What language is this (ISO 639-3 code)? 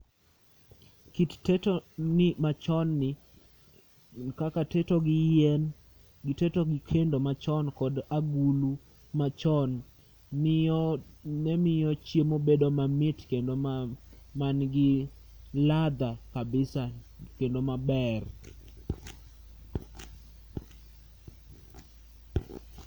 luo